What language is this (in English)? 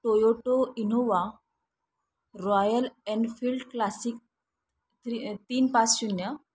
Marathi